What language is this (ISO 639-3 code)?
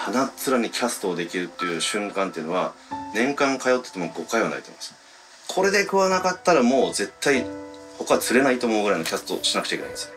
jpn